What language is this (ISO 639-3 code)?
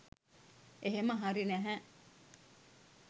sin